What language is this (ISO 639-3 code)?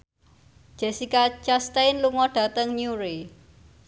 jav